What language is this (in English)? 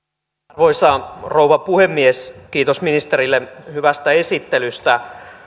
Finnish